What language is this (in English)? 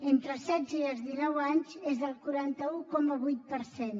Catalan